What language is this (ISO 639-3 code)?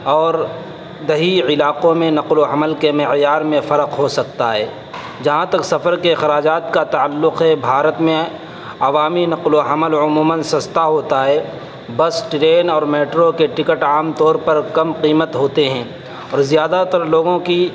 urd